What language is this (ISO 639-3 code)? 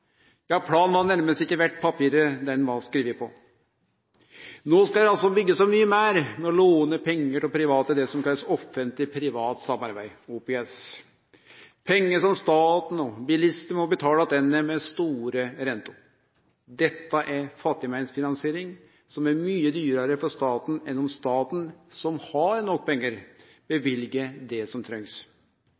nno